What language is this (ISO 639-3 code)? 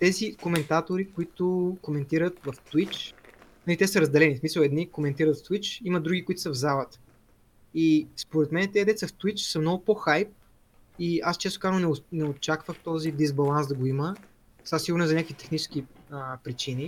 bul